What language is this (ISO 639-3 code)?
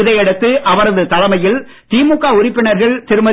tam